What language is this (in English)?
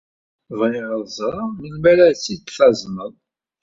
Kabyle